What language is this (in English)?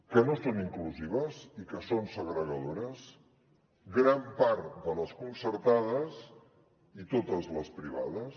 Catalan